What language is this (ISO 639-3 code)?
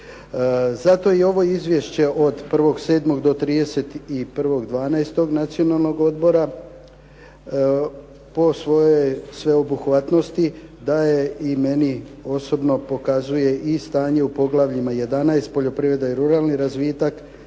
hrv